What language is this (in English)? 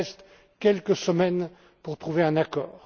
French